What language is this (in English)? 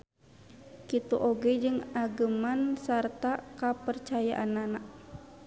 Sundanese